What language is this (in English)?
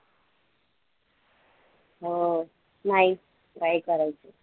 Marathi